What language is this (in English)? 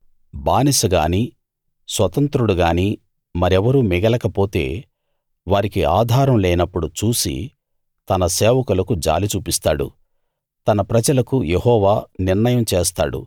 Telugu